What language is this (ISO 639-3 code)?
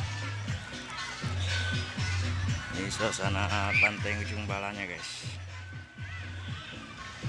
ind